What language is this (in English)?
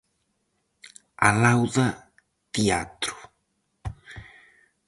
Galician